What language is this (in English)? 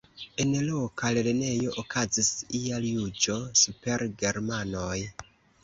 Esperanto